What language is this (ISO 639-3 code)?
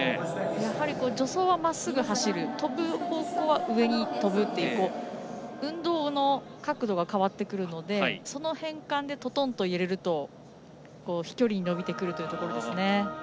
jpn